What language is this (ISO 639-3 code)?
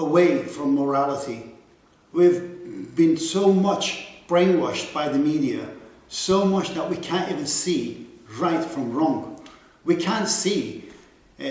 eng